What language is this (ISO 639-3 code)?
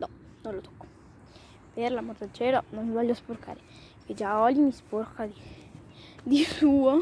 ita